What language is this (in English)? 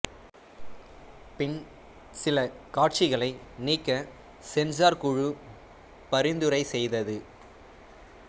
Tamil